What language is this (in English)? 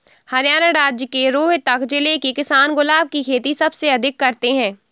Hindi